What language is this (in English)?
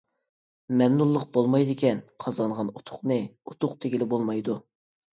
Uyghur